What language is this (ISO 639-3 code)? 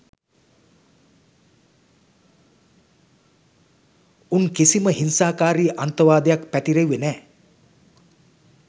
sin